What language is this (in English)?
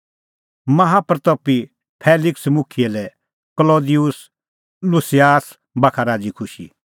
Kullu Pahari